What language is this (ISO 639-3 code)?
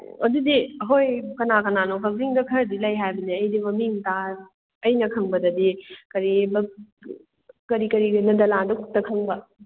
mni